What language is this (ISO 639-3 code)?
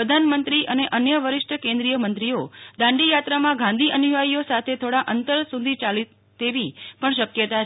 guj